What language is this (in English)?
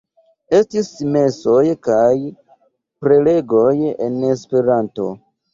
Esperanto